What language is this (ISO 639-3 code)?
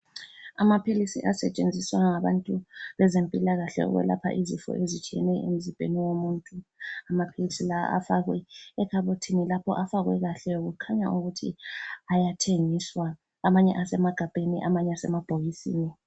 nde